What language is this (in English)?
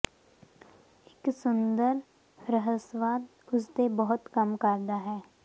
Punjabi